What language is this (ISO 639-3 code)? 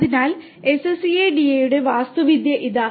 mal